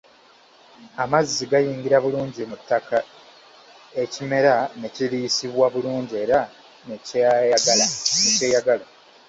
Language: Ganda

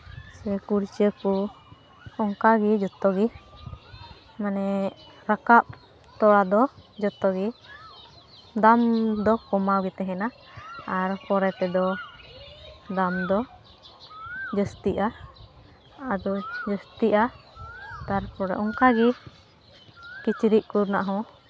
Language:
Santali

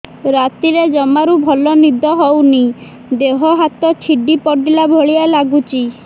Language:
Odia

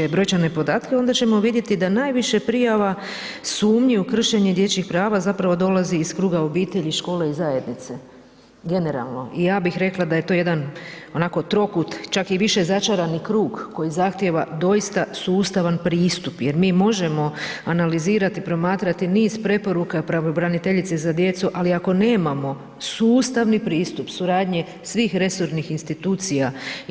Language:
Croatian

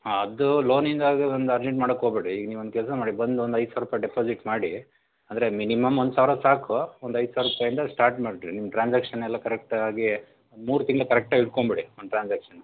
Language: Kannada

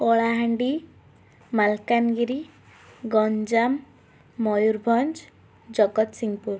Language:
Odia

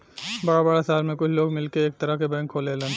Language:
Bhojpuri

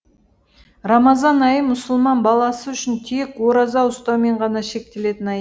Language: Kazakh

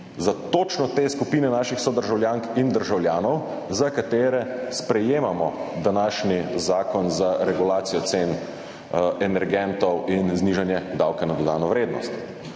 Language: Slovenian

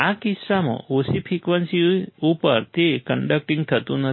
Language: Gujarati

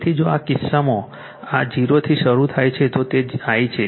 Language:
Gujarati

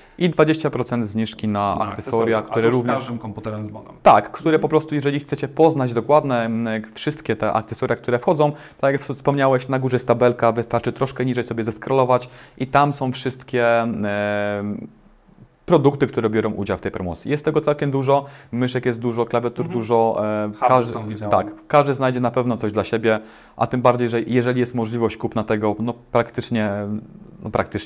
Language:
Polish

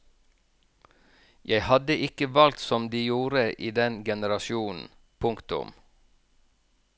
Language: Norwegian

